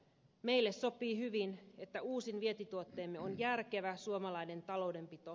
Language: Finnish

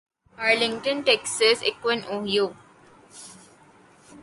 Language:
Urdu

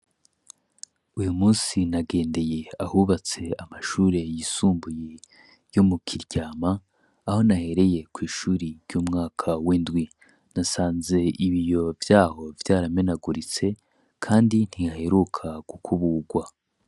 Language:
Rundi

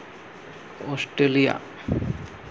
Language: Santali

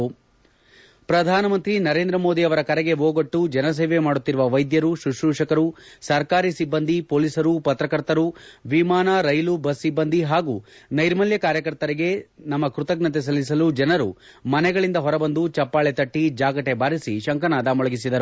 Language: Kannada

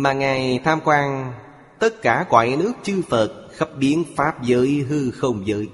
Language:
Vietnamese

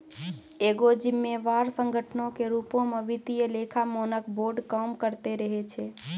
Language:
Maithili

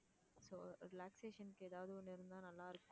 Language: Tamil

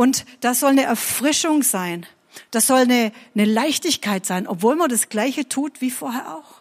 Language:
German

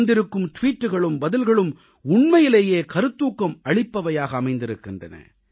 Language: Tamil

